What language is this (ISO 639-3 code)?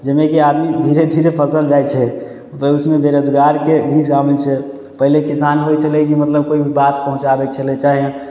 mai